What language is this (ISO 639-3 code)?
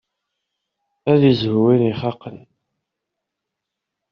kab